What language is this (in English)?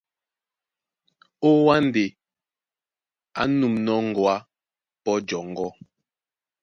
Duala